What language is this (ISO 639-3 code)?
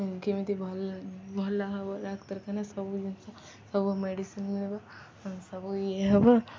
ori